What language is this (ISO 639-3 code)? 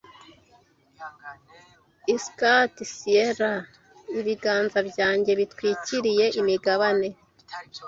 kin